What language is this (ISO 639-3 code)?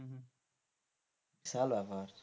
ben